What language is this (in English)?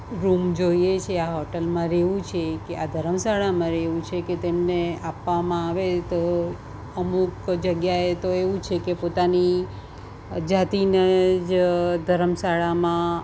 Gujarati